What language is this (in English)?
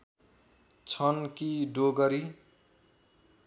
Nepali